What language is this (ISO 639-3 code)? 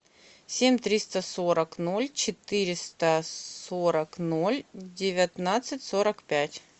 rus